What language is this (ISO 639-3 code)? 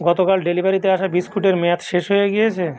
ben